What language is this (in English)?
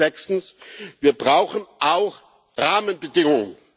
German